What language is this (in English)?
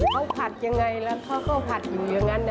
Thai